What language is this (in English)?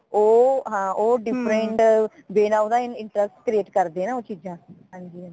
Punjabi